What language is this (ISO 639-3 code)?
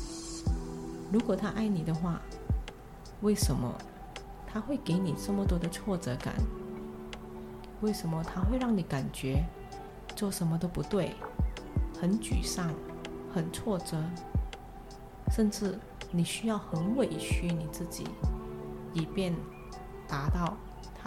zho